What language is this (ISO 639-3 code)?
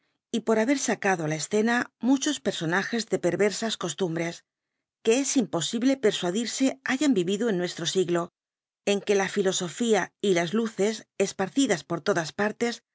spa